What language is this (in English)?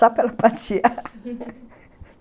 Portuguese